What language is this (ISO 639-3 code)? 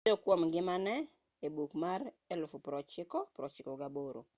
luo